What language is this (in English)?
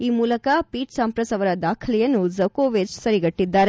Kannada